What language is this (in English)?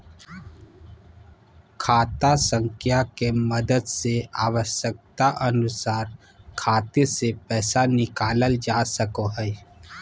Magahi